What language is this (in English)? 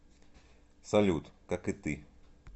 Russian